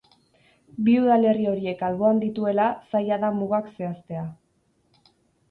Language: Basque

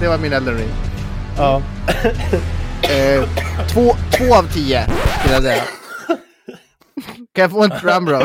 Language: Swedish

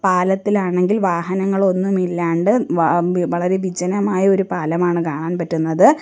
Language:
Malayalam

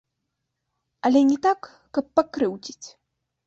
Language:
Belarusian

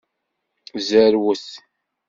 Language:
Kabyle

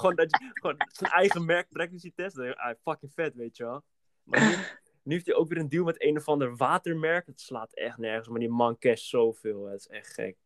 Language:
Dutch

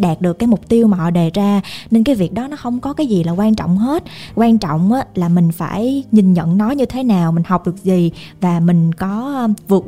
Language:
Vietnamese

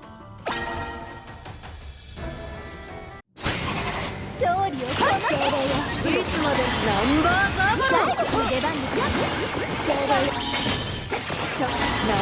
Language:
Japanese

